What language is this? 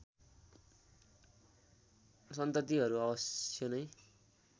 Nepali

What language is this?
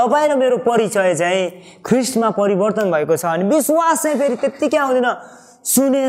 Korean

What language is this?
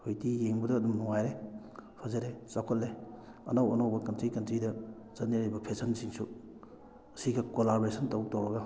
Manipuri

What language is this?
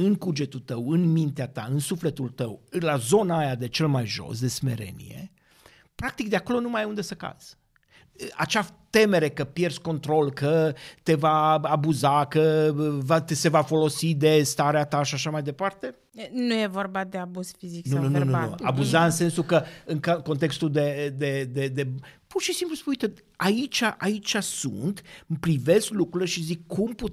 Romanian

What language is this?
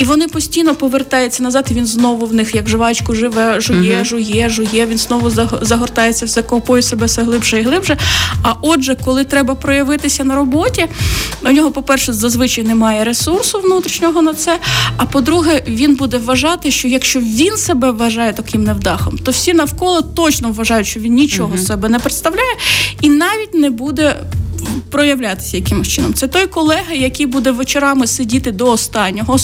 Ukrainian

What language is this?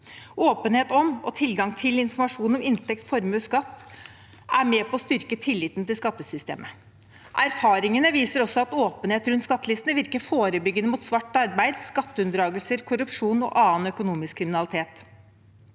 Norwegian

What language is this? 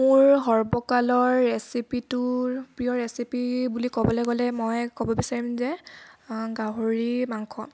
Assamese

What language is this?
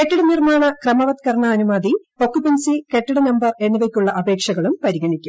Malayalam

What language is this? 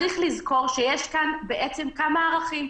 Hebrew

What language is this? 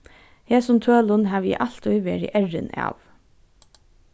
Faroese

